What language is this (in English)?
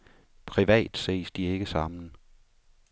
Danish